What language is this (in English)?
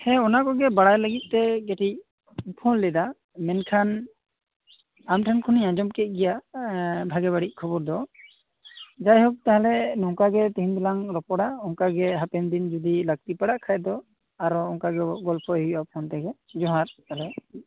Santali